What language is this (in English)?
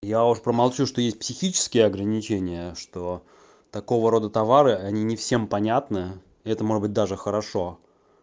Russian